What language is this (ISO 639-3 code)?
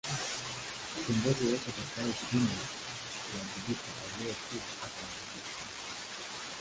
swa